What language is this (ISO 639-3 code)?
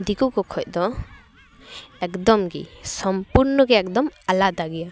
sat